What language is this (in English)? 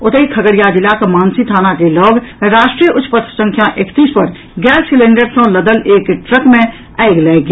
Maithili